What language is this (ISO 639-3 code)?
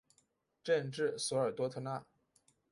zho